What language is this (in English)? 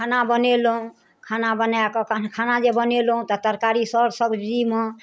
Maithili